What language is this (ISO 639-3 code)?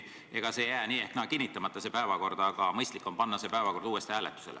est